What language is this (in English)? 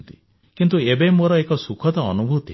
Odia